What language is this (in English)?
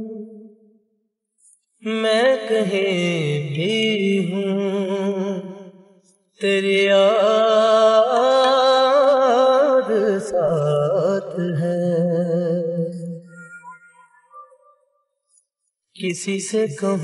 Arabic